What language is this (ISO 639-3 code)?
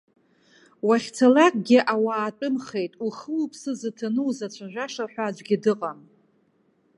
abk